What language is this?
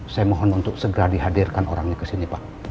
Indonesian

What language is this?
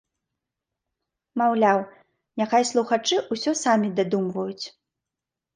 Belarusian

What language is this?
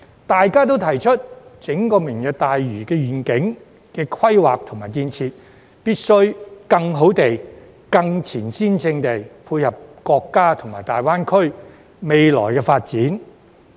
Cantonese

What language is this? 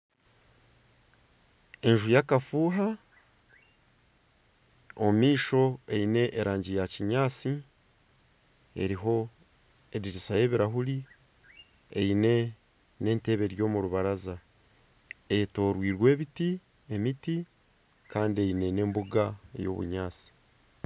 Nyankole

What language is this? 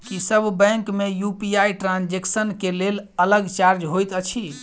Maithili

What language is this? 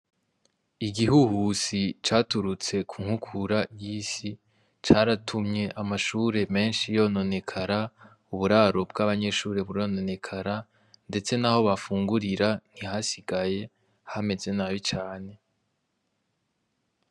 Rundi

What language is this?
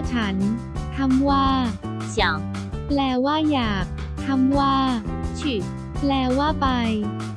Thai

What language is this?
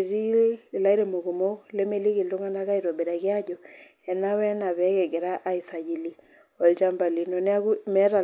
Masai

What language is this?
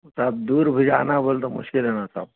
Urdu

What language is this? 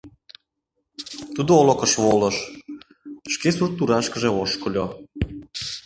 Mari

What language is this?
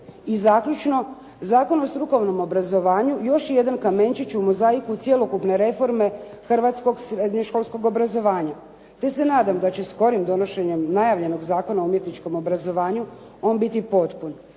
Croatian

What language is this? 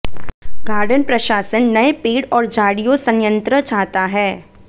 Hindi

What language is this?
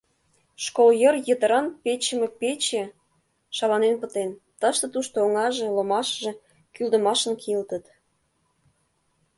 Mari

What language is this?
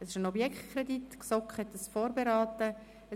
Swiss German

